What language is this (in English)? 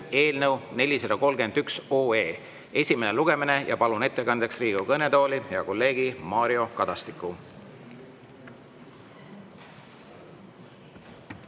Estonian